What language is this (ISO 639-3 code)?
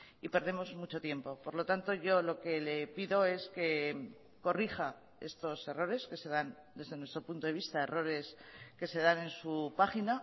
spa